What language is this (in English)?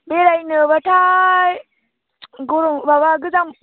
Bodo